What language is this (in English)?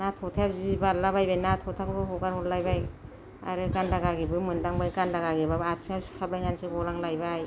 Bodo